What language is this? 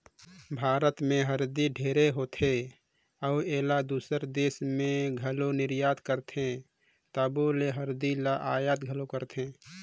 Chhattisgarhi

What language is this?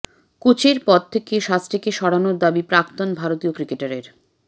Bangla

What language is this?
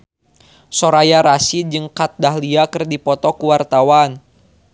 Sundanese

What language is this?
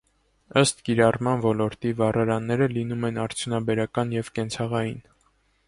Armenian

